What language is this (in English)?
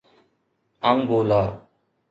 Sindhi